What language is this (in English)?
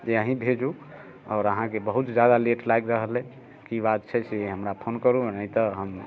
Maithili